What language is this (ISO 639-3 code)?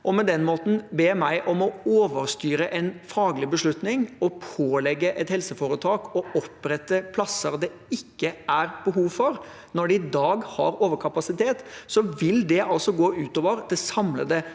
nor